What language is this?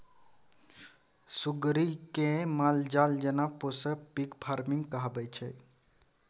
Maithili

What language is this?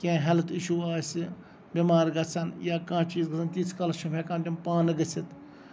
Kashmiri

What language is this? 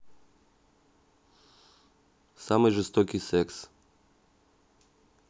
Russian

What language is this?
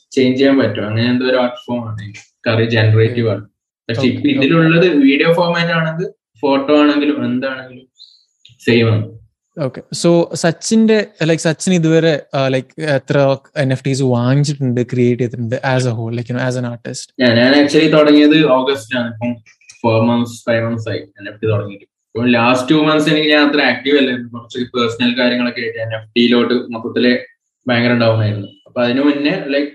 Malayalam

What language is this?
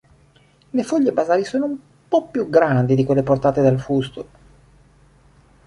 Italian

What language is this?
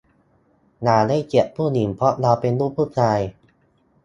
Thai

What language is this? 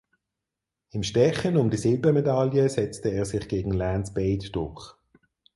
German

